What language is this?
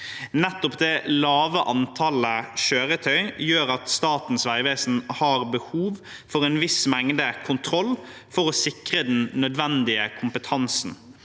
Norwegian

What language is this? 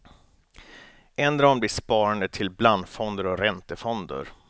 Swedish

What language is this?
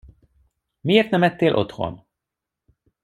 Hungarian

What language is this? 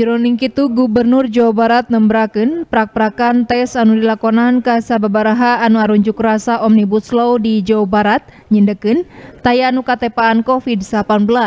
Indonesian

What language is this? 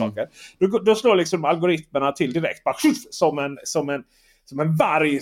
Swedish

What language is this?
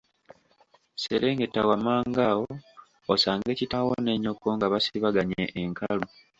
Ganda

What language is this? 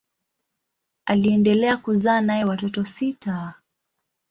Swahili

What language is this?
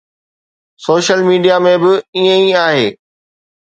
Sindhi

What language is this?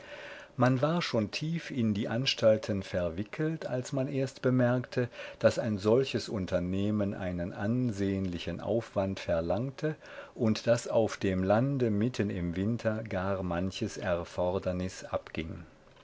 German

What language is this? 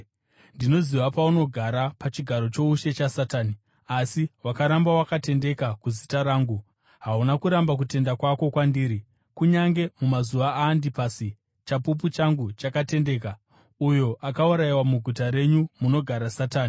Shona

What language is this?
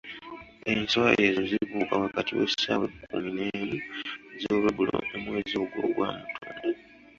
Ganda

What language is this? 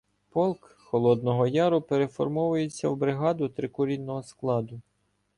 Ukrainian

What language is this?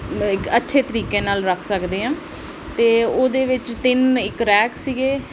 Punjabi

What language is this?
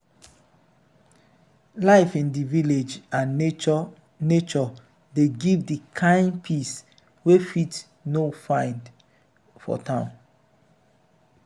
Nigerian Pidgin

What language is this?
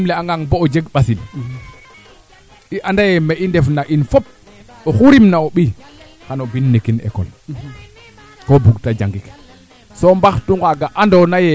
Serer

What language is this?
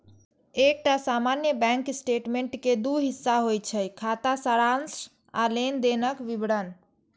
Maithili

